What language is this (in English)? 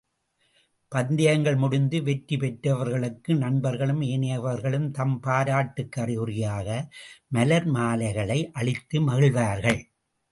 Tamil